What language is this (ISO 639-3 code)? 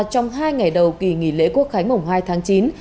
vie